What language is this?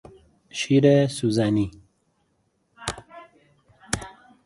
Persian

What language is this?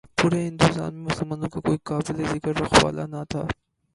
Urdu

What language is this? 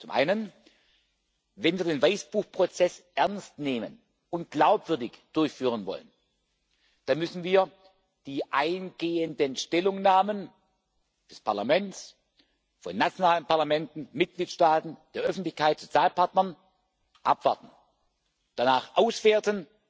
German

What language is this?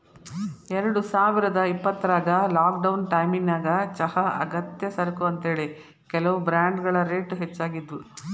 Kannada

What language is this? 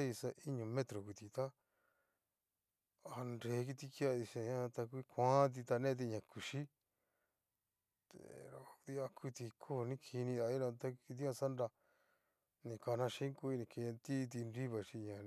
Cacaloxtepec Mixtec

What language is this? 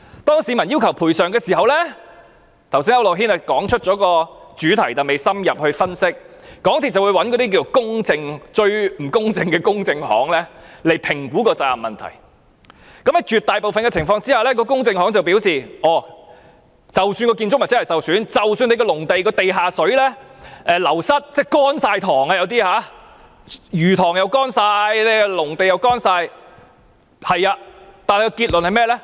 Cantonese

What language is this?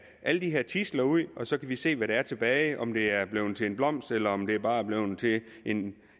Danish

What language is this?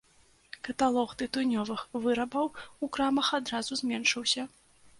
Belarusian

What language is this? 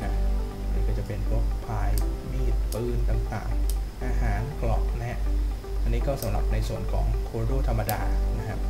Thai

